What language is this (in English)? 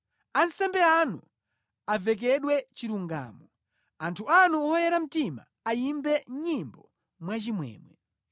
Nyanja